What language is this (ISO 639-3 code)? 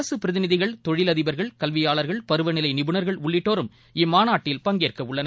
tam